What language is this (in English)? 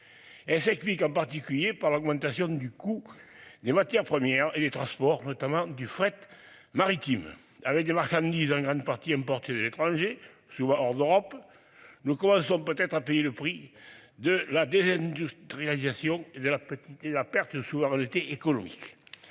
French